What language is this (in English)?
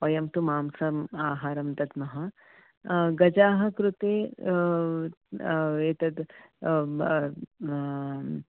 Sanskrit